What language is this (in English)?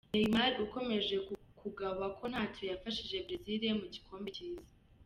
Kinyarwanda